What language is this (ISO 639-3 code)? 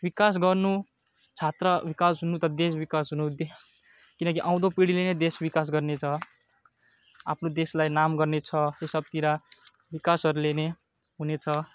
nep